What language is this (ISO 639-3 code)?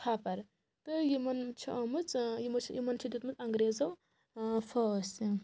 kas